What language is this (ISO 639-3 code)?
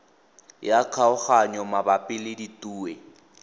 tsn